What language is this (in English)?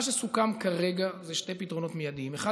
Hebrew